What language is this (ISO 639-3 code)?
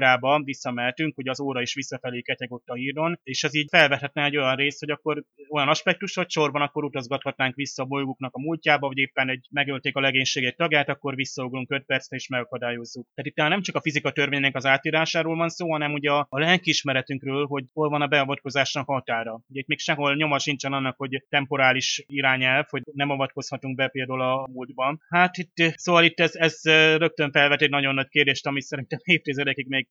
hun